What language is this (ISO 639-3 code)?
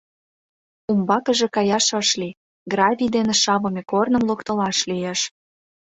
chm